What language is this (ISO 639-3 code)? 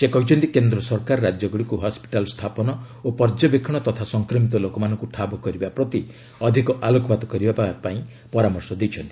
ori